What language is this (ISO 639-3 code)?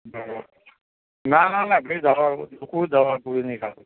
guj